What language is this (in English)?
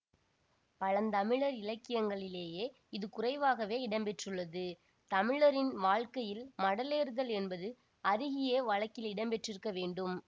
Tamil